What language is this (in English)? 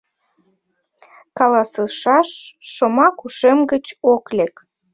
Mari